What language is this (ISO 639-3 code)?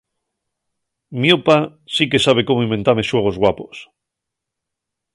ast